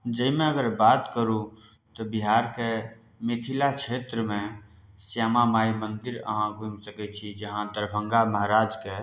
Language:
Maithili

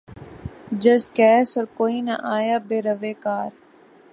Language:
Urdu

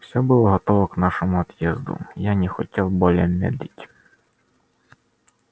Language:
Russian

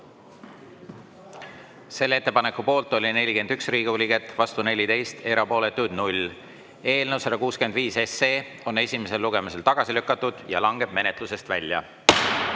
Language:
Estonian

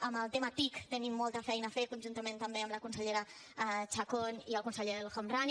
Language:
Catalan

